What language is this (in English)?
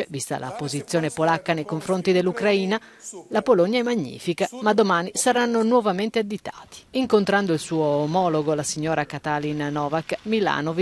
Italian